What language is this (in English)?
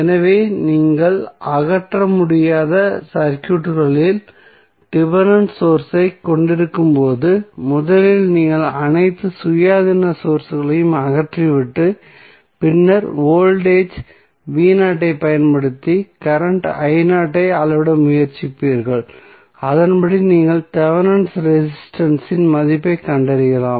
Tamil